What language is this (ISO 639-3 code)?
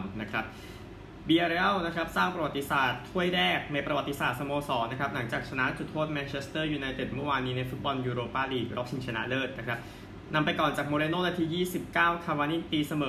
tha